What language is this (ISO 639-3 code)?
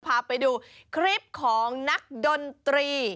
tha